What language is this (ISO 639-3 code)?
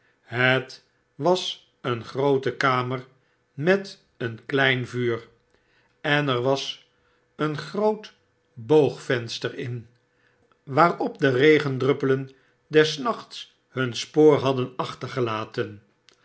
nld